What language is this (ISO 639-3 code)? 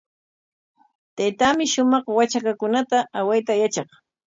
qwa